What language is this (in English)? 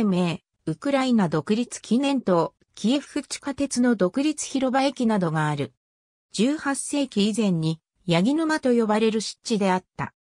Japanese